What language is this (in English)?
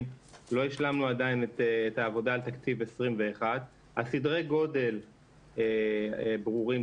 Hebrew